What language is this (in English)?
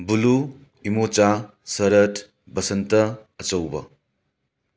Manipuri